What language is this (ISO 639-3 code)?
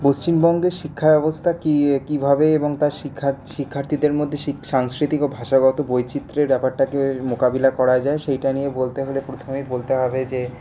ben